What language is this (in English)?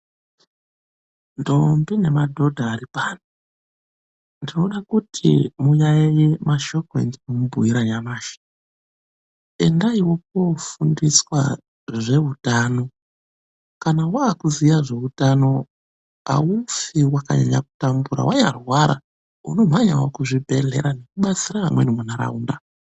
Ndau